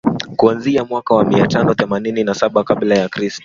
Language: Swahili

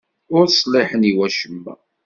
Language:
Kabyle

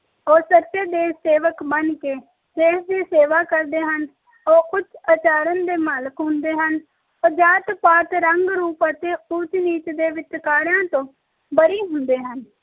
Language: Punjabi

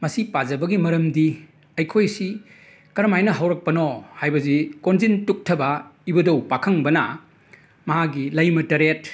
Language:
Manipuri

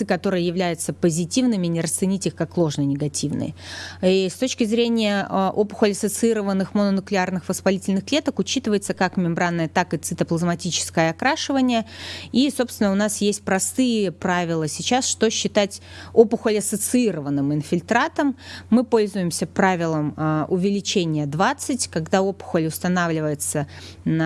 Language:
Russian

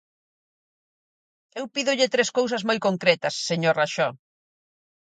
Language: Galician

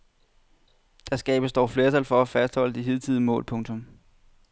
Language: Danish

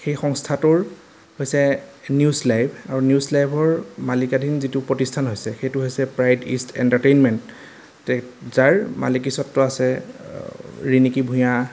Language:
Assamese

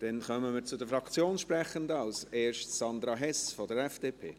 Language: Swiss German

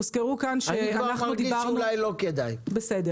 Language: Hebrew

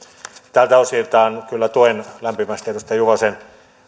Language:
Finnish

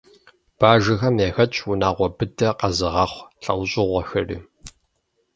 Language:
Kabardian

